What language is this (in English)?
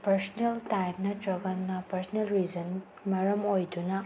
Manipuri